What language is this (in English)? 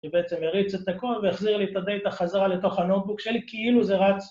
Hebrew